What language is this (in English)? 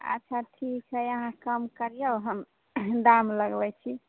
Maithili